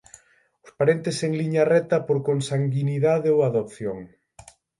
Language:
Galician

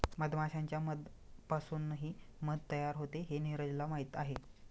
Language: Marathi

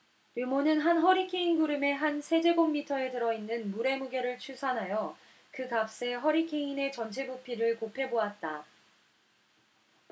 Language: Korean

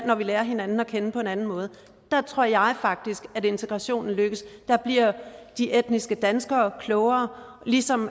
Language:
Danish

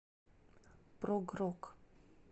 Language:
Russian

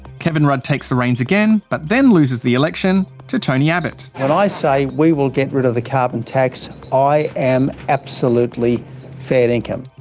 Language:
English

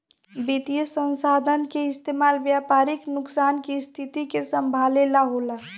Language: Bhojpuri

